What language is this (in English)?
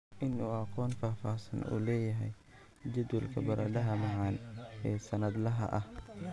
Somali